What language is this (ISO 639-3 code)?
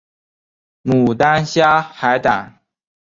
zho